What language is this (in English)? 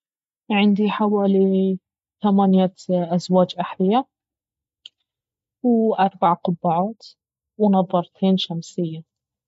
Baharna Arabic